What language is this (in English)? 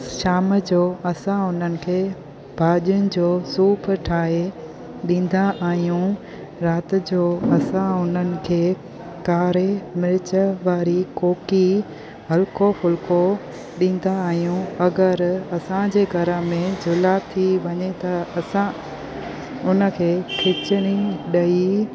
Sindhi